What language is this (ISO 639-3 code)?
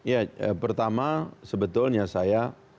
ind